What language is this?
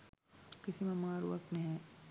Sinhala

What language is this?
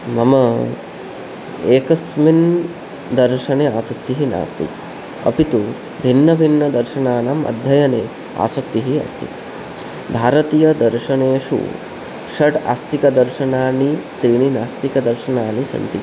Sanskrit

